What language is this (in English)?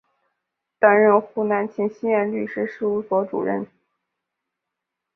Chinese